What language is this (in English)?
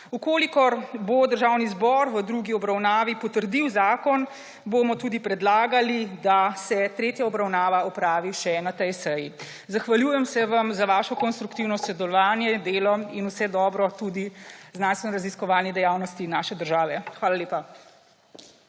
Slovenian